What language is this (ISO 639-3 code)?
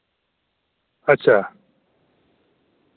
doi